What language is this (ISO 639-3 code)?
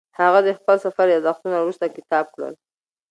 pus